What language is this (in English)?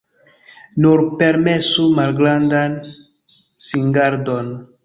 Esperanto